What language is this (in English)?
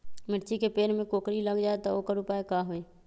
Magahi